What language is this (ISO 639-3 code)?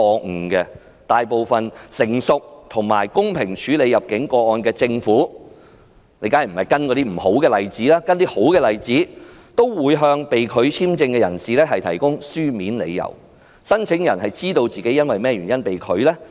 yue